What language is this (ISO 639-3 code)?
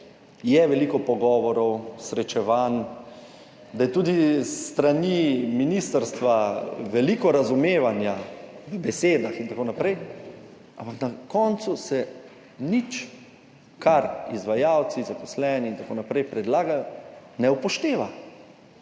slv